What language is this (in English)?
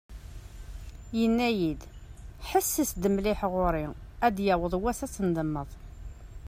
Kabyle